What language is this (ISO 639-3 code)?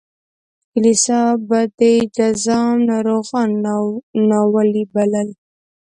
pus